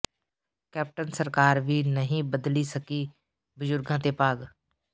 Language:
Punjabi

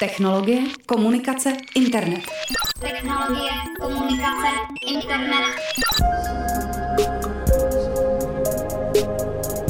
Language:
Czech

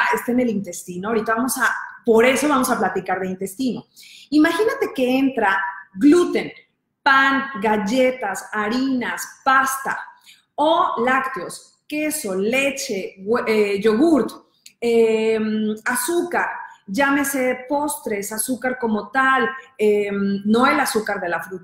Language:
Spanish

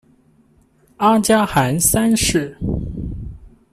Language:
Chinese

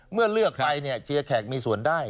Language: Thai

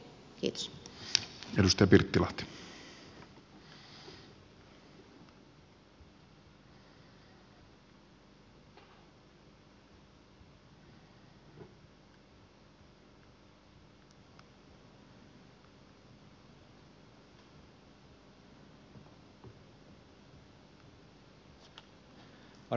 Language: Finnish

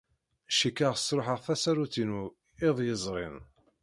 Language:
Kabyle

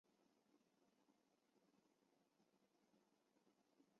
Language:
Chinese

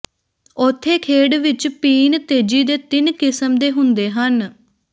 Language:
Punjabi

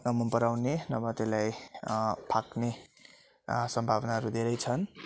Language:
Nepali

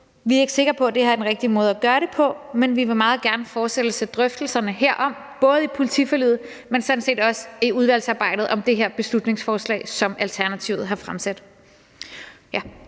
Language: Danish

